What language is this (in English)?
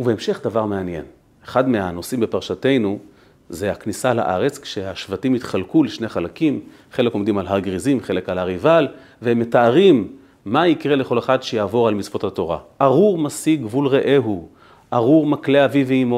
Hebrew